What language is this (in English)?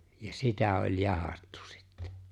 Finnish